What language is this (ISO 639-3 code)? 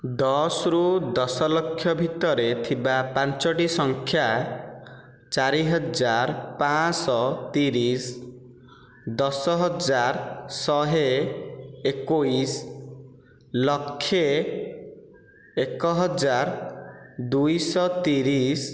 ori